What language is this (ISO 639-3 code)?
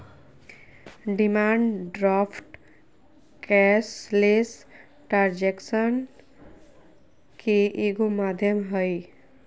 mag